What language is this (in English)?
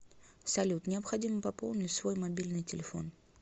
Russian